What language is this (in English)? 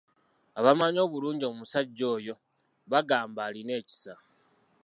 Ganda